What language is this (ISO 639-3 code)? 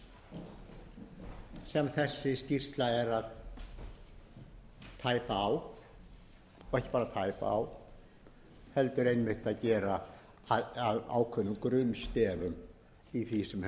isl